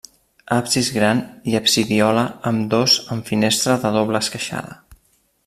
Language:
Catalan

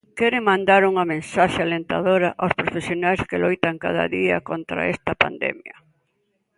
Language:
Galician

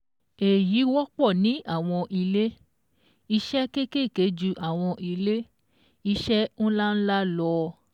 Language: Yoruba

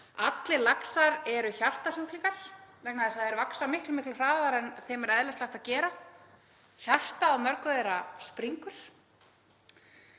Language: Icelandic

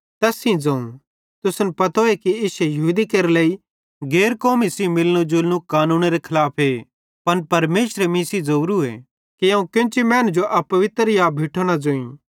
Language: Bhadrawahi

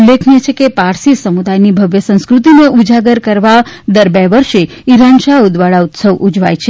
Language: Gujarati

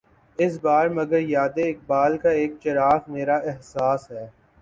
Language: Urdu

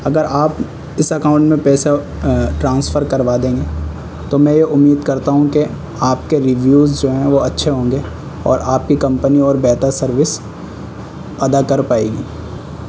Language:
Urdu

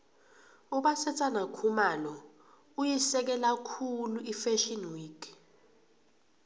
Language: South Ndebele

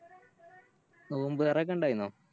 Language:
Malayalam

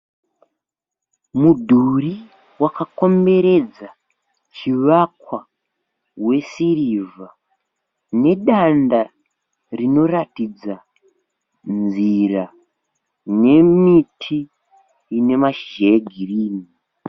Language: Shona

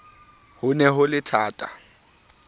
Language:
Southern Sotho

